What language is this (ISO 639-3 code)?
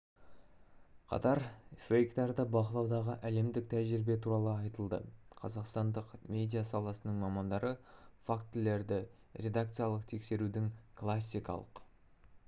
kaz